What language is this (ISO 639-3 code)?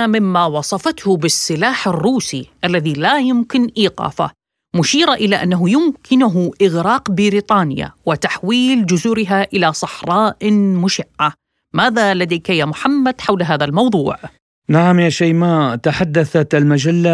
ara